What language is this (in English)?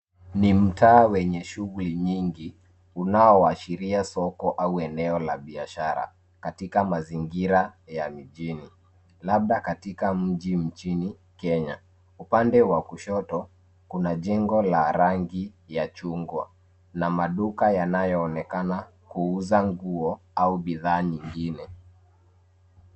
Swahili